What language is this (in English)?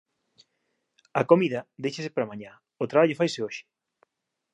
Galician